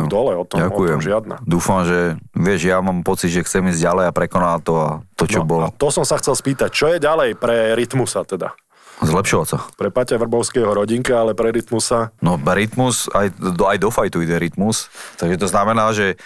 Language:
Slovak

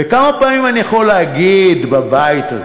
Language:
Hebrew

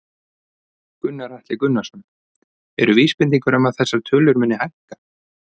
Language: Icelandic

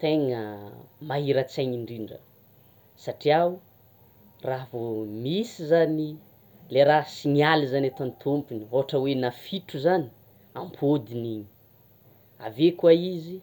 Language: Tsimihety Malagasy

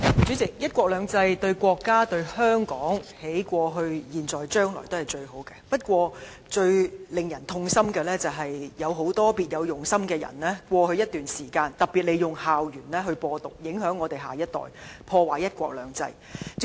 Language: Cantonese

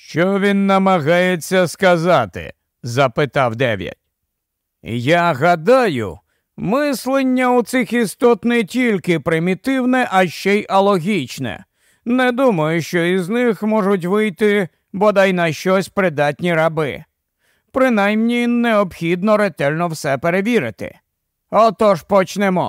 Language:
Ukrainian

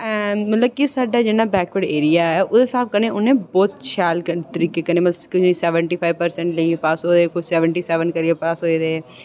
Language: Dogri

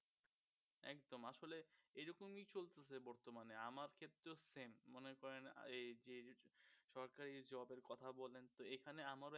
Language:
Bangla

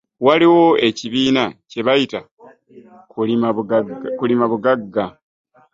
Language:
Ganda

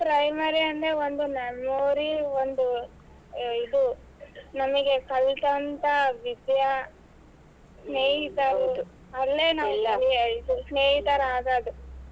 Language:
Kannada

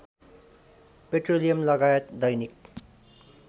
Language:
Nepali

